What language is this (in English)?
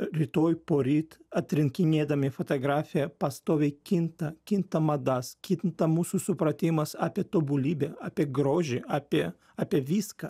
Lithuanian